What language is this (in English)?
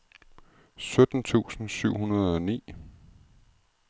Danish